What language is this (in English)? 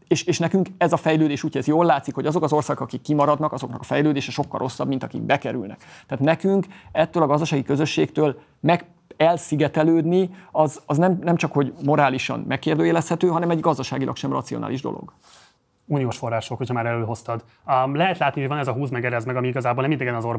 Hungarian